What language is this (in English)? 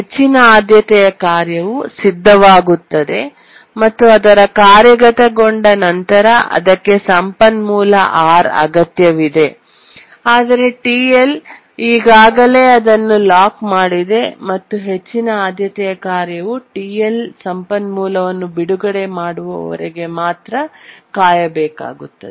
Kannada